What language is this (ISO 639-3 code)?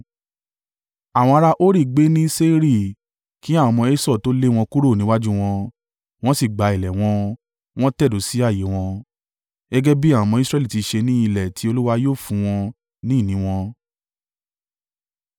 yor